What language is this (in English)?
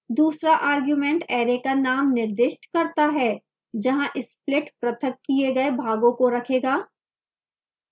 Hindi